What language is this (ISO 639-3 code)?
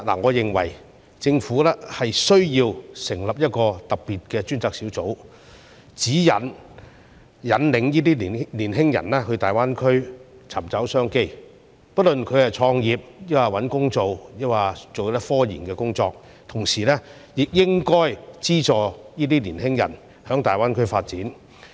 yue